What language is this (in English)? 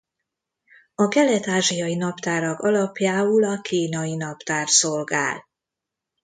Hungarian